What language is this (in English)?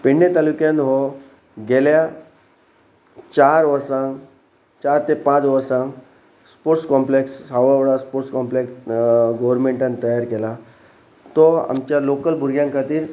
Konkani